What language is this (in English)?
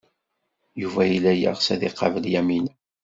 Kabyle